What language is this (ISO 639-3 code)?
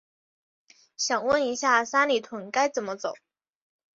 zho